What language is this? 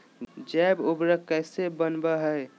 Magahi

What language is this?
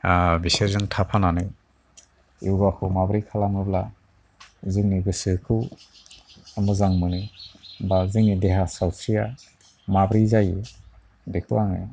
Bodo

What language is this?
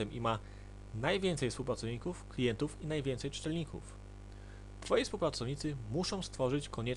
Polish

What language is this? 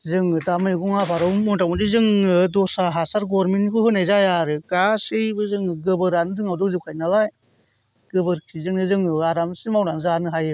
Bodo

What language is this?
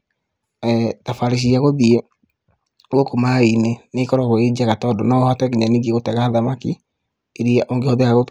Kikuyu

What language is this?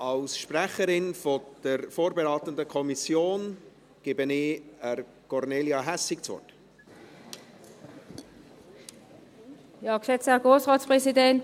Swiss German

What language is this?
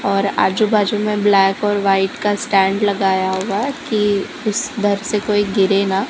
Hindi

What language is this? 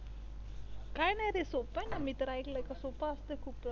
Marathi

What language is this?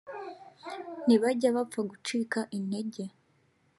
Kinyarwanda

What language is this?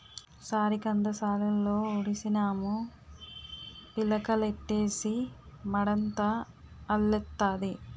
Telugu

